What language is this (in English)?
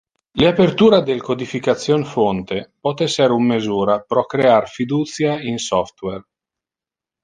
Interlingua